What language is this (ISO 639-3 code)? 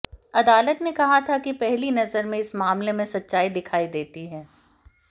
hin